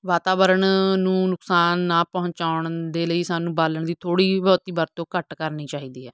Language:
Punjabi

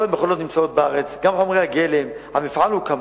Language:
Hebrew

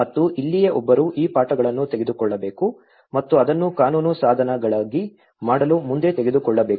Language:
Kannada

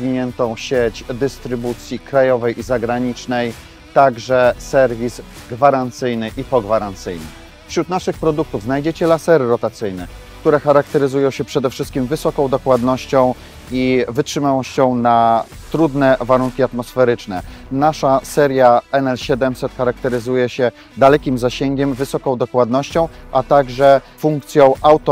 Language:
Polish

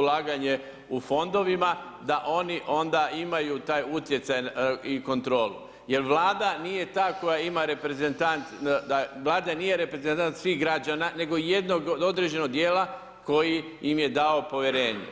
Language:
Croatian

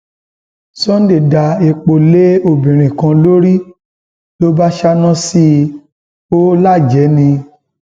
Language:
Yoruba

